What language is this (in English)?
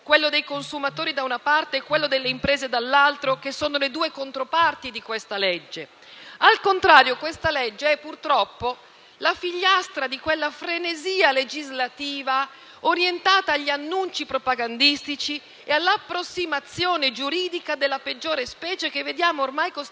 Italian